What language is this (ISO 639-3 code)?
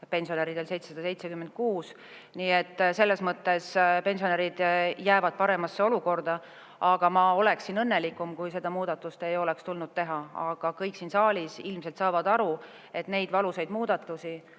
est